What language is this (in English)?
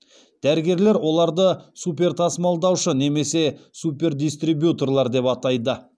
Kazakh